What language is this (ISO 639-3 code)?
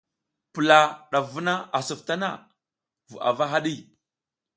giz